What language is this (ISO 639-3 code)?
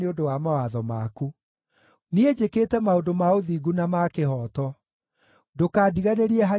kik